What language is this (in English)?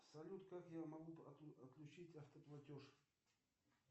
Russian